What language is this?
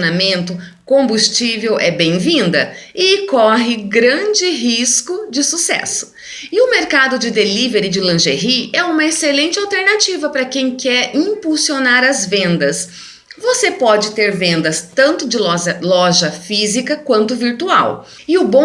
Portuguese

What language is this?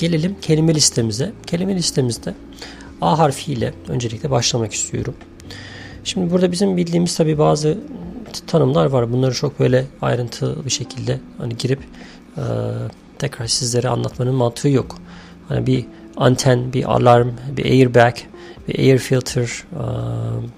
Turkish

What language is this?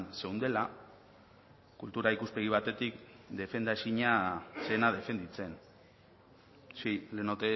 Basque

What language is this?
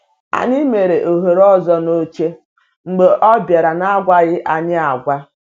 Igbo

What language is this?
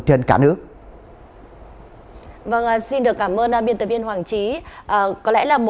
Vietnamese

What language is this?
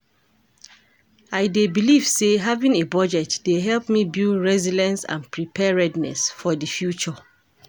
Nigerian Pidgin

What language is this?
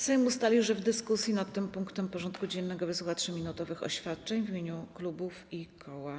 Polish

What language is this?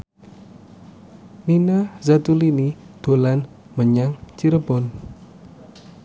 Javanese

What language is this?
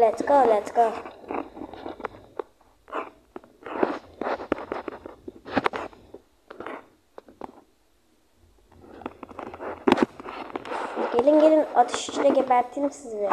Turkish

